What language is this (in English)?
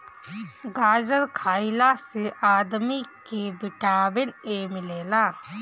Bhojpuri